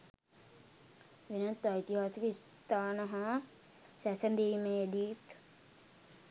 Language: Sinhala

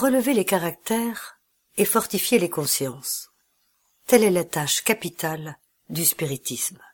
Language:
French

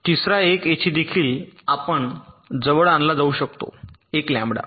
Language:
Marathi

